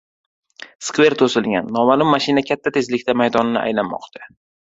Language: Uzbek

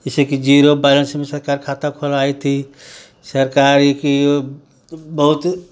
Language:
Hindi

